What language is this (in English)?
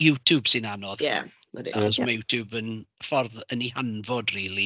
Welsh